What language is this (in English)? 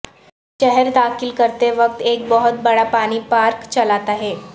Urdu